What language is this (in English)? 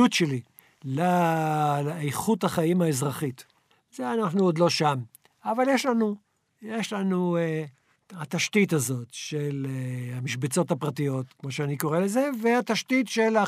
Hebrew